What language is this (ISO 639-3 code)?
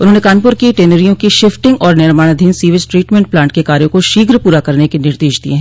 hin